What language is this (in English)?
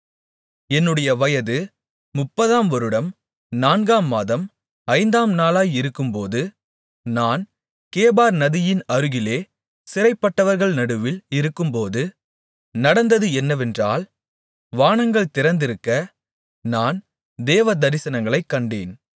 Tamil